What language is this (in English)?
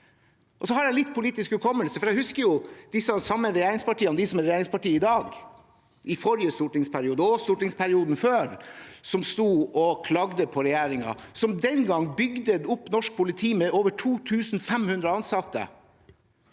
Norwegian